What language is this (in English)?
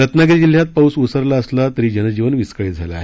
Marathi